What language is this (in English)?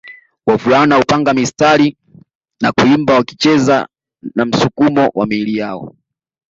Swahili